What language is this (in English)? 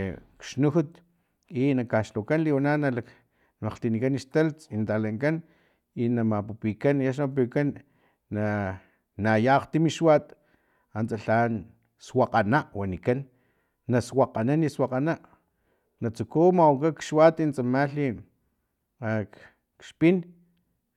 Filomena Mata-Coahuitlán Totonac